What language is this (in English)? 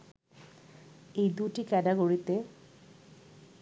Bangla